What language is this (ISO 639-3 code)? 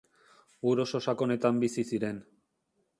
eus